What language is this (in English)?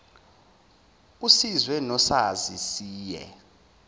Zulu